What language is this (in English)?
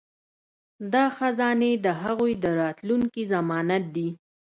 Pashto